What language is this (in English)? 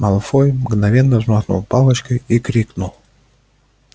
Russian